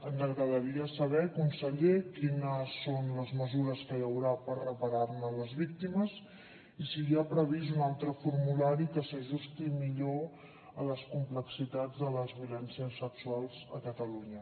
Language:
Catalan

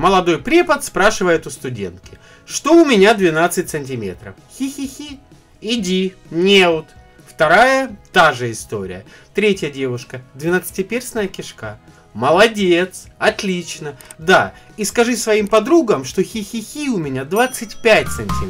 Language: Russian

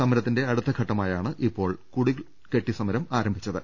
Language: Malayalam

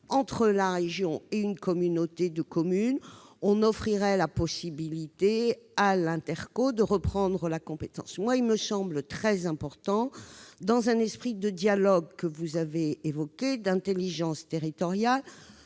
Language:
French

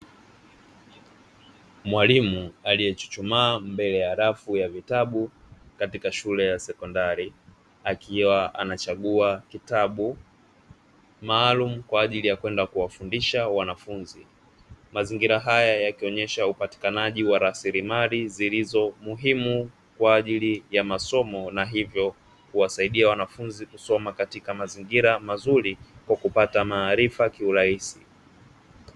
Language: Swahili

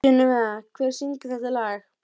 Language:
Icelandic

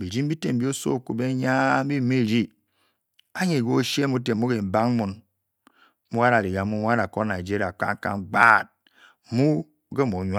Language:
Bokyi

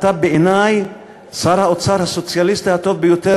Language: Hebrew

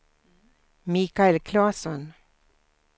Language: Swedish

